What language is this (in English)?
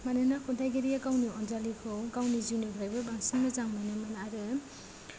Bodo